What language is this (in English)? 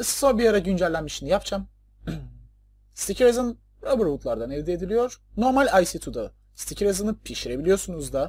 Turkish